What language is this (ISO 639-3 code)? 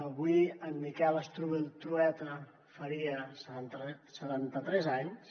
cat